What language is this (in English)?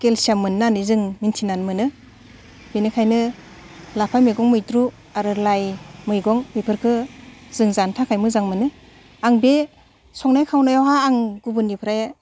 Bodo